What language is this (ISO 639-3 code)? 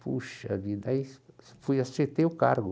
por